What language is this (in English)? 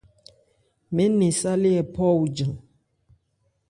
Ebrié